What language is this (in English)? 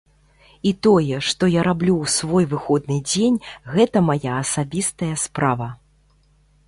Belarusian